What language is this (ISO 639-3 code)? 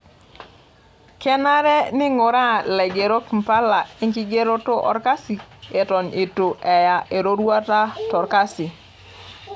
mas